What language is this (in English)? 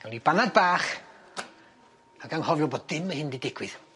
Welsh